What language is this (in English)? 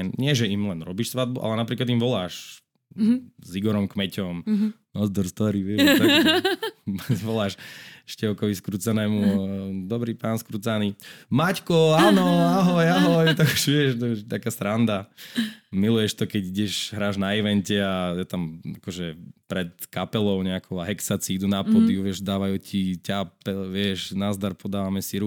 Slovak